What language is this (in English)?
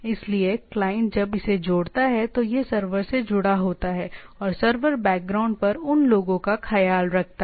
Hindi